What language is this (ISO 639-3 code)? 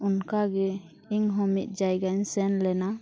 sat